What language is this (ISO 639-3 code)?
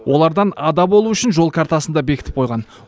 kaz